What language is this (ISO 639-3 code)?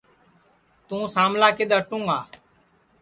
ssi